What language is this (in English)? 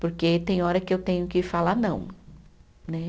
Portuguese